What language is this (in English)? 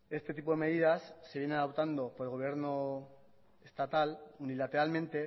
Spanish